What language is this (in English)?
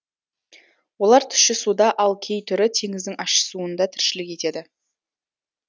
Kazakh